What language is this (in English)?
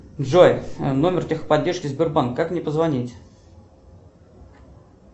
Russian